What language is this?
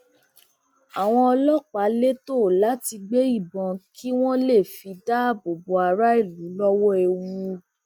Yoruba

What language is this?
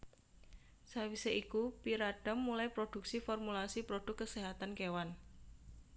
Javanese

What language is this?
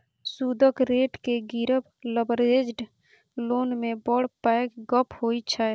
Maithili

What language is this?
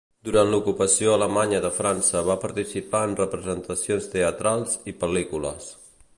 Catalan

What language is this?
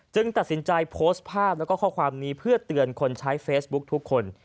Thai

